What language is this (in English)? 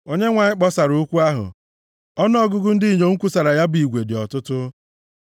Igbo